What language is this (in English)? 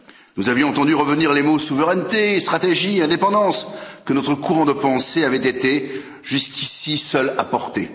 French